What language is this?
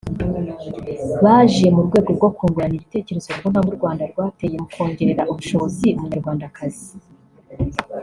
Kinyarwanda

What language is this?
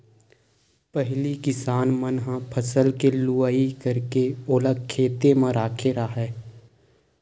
Chhattisgarhi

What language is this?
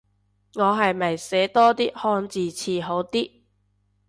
Cantonese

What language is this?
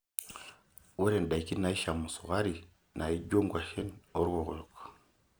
Masai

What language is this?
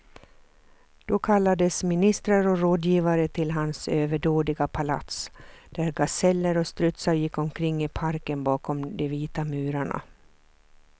Swedish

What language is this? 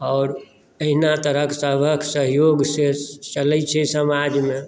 Maithili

